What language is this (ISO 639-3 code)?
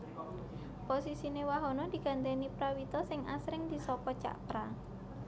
jav